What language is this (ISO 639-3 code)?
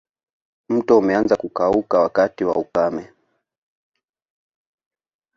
swa